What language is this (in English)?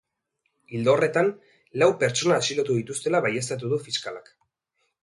Basque